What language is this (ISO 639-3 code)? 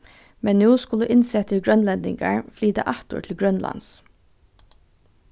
fao